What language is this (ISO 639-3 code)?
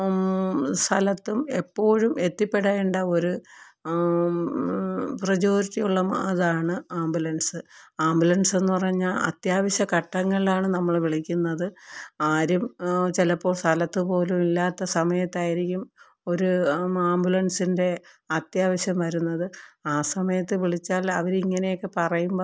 mal